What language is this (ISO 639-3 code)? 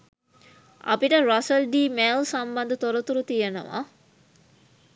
sin